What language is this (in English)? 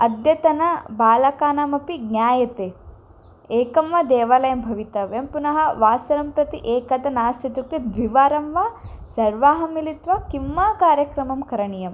Sanskrit